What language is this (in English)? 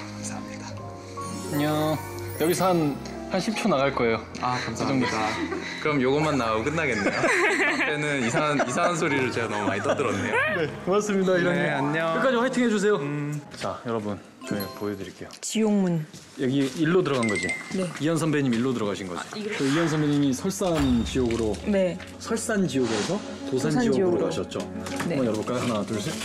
Korean